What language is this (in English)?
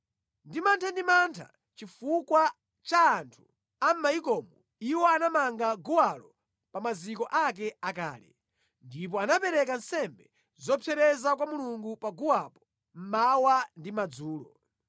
Nyanja